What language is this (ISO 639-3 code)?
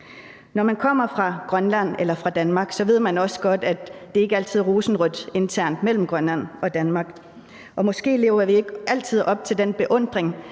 dan